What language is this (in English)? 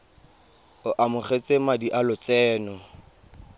Tswana